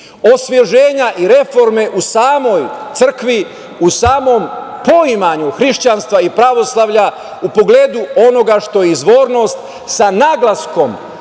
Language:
Serbian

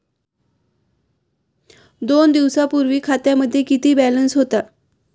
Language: Marathi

